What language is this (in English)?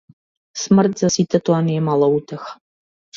Macedonian